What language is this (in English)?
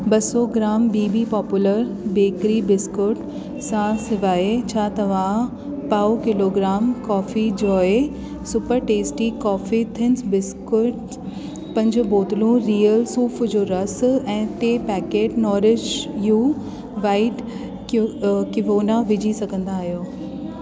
Sindhi